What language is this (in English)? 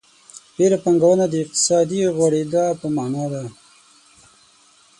Pashto